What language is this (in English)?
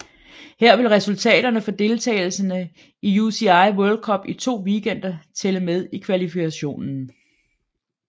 Danish